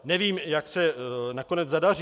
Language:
Czech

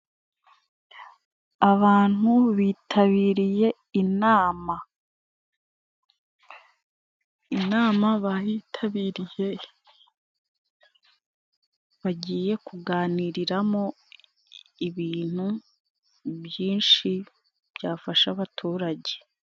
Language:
Kinyarwanda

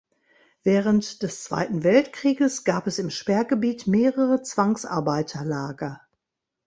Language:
German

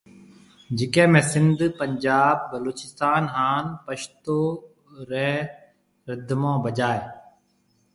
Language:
Marwari (Pakistan)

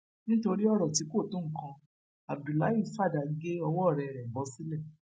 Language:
Yoruba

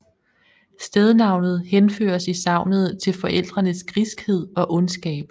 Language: Danish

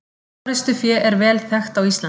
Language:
Icelandic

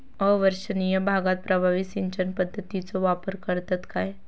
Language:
Marathi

